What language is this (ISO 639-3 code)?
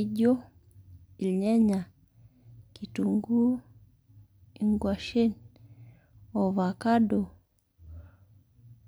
mas